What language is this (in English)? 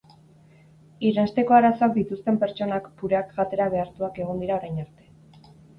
Basque